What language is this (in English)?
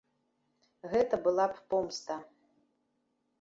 Belarusian